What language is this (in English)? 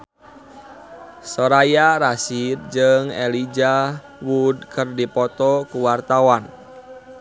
Sundanese